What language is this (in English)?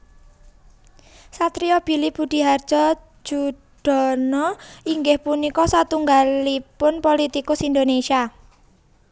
Javanese